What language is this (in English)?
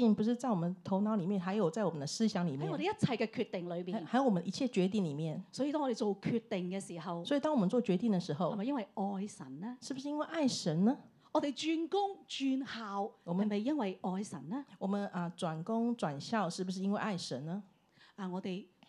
Chinese